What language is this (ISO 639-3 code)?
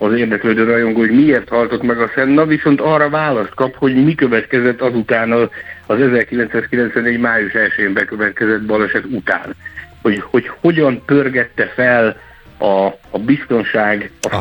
hun